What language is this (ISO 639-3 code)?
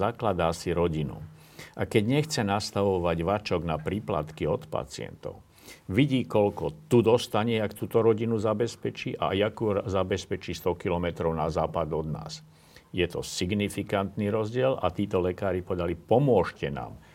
slk